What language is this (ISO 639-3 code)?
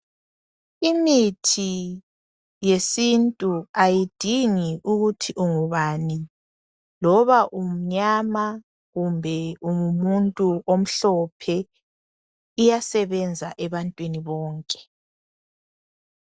nde